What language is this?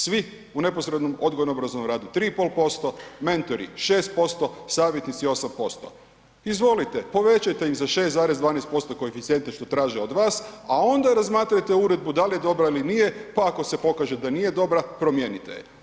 Croatian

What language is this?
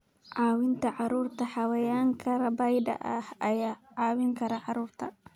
Somali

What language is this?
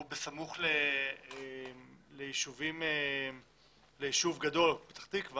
Hebrew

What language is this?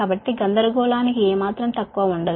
Telugu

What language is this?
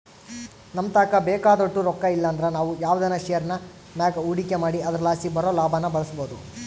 Kannada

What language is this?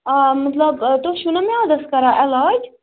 Kashmiri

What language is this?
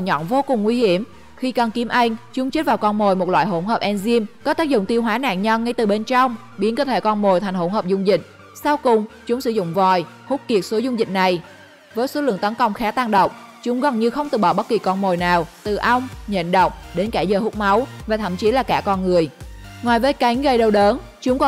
Vietnamese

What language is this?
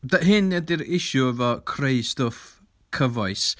Welsh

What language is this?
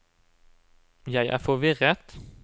Norwegian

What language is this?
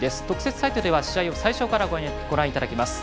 Japanese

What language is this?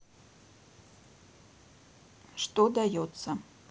Russian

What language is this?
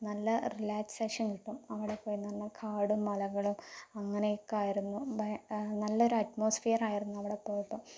Malayalam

